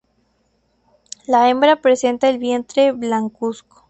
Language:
Spanish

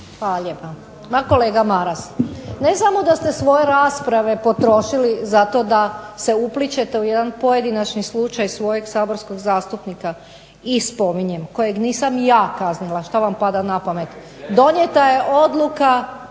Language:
Croatian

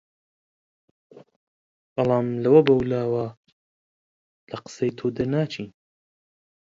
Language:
Central Kurdish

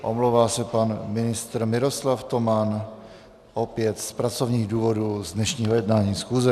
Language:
Czech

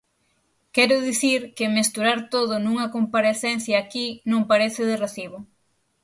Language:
Galician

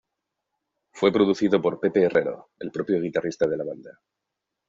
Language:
Spanish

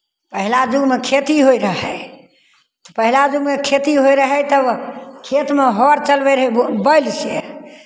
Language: Maithili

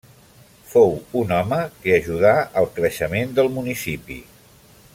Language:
Catalan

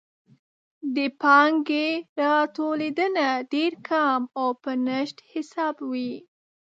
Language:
Pashto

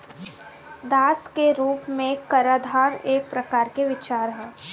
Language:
Bhojpuri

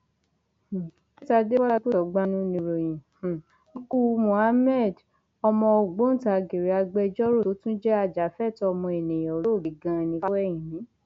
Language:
Yoruba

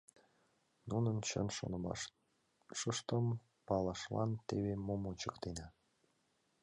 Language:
Mari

